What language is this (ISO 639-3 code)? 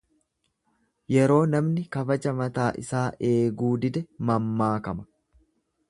orm